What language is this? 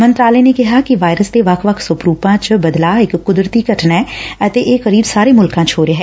Punjabi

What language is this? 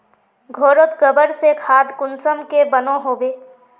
Magahi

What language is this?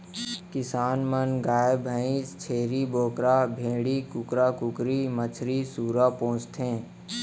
Chhattisgarhi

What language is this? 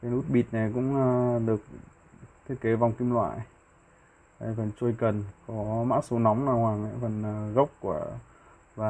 Vietnamese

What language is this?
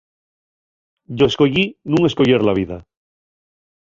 Asturian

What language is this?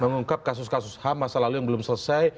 Indonesian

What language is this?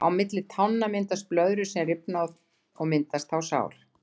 Icelandic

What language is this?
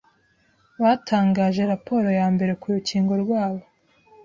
Kinyarwanda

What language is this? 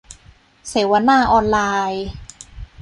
Thai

